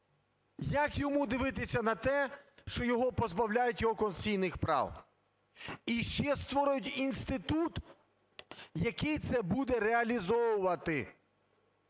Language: Ukrainian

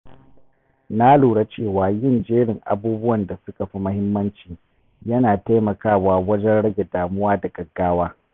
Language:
Hausa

